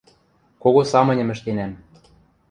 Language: Western Mari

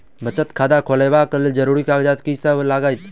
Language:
Maithili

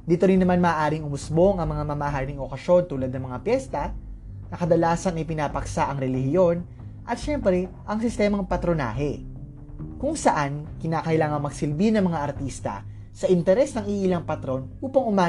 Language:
Filipino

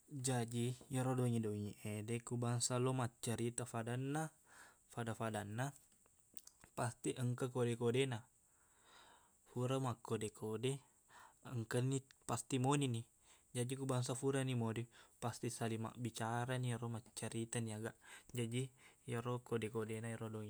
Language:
Buginese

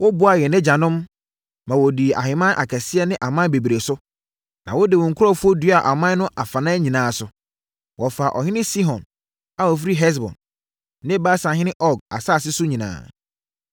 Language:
Akan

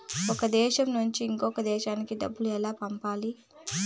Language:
Telugu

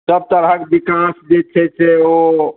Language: Maithili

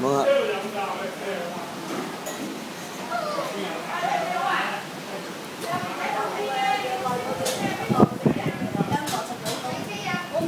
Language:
Vietnamese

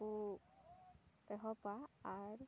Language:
Santali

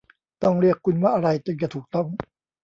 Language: Thai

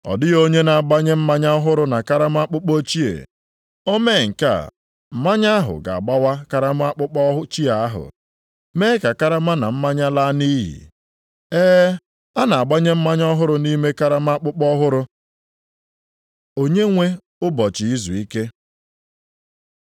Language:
Igbo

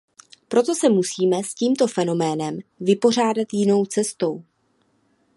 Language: Czech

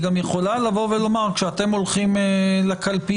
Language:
Hebrew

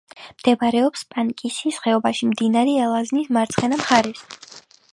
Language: Georgian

